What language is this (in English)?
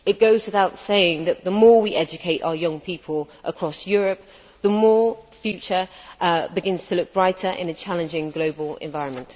English